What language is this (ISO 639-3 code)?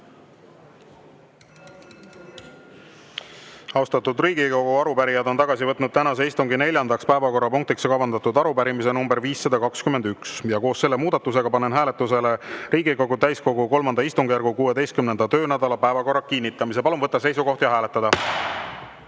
est